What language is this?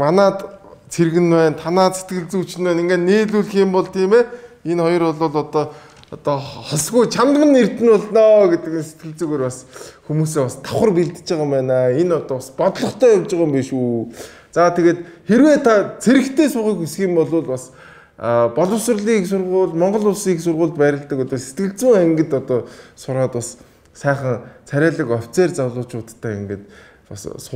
Turkish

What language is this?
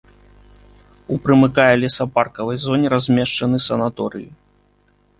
Belarusian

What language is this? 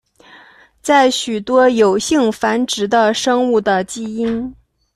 Chinese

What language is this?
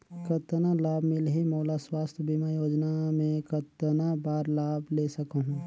Chhattisgarhi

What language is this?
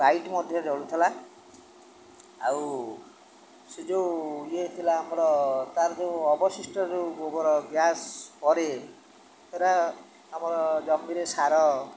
Odia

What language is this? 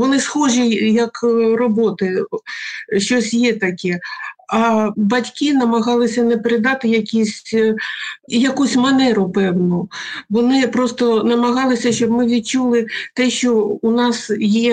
Ukrainian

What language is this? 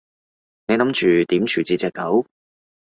Cantonese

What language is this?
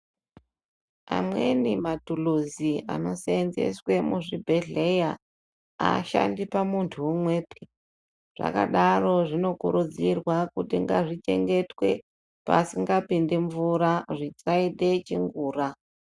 Ndau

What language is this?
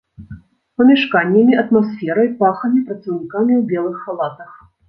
Belarusian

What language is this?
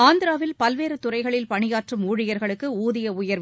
Tamil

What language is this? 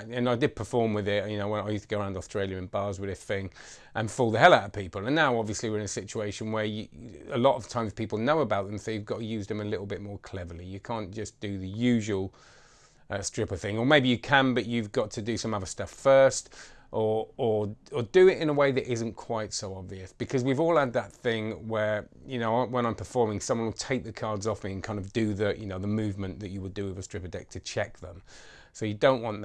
English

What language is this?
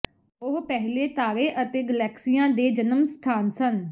Punjabi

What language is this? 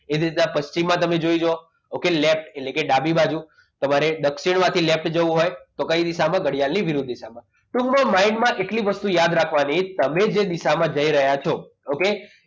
Gujarati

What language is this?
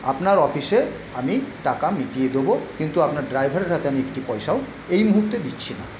Bangla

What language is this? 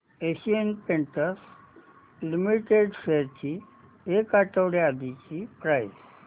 Marathi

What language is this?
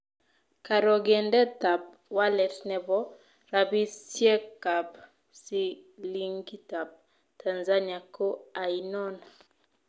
Kalenjin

